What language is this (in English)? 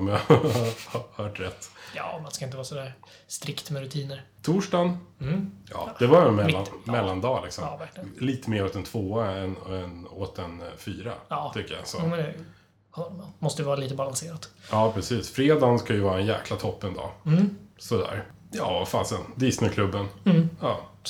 Swedish